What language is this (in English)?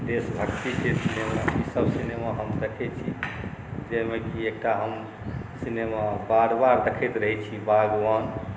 Maithili